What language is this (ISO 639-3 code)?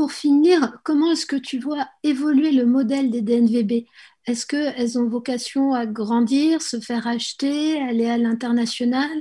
fra